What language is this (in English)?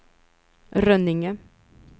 Swedish